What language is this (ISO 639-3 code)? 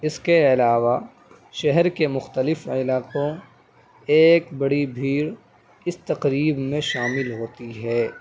urd